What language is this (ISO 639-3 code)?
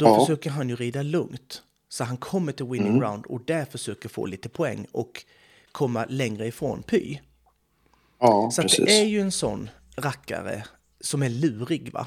swe